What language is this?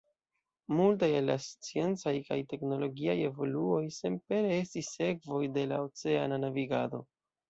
Esperanto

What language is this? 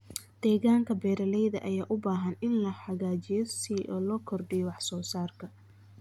Somali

